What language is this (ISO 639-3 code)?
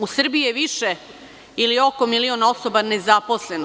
srp